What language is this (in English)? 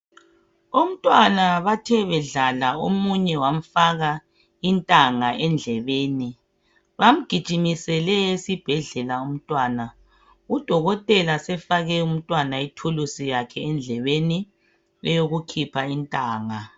North Ndebele